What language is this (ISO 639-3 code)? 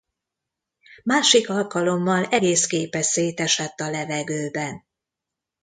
hun